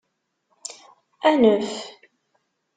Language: Kabyle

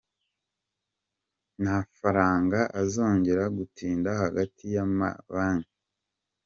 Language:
Kinyarwanda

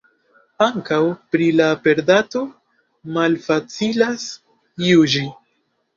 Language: Esperanto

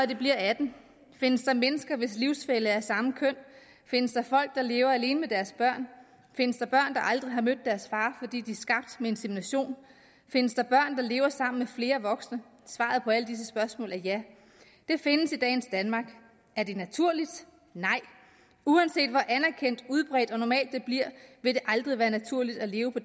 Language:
Danish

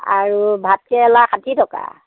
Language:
Assamese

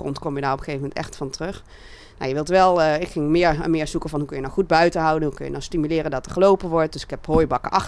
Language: Dutch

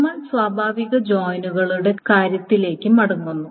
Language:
Malayalam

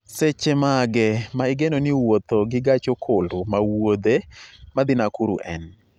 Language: Luo (Kenya and Tanzania)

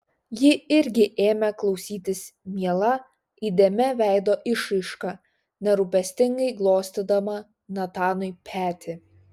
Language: Lithuanian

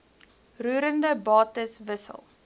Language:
Afrikaans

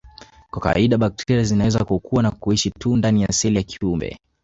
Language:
Swahili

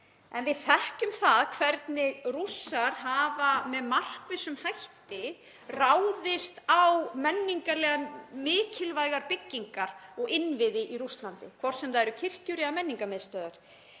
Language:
Icelandic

